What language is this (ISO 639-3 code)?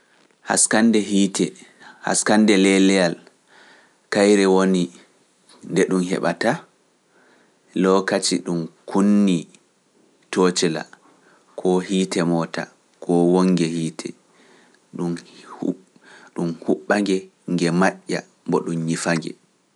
fuf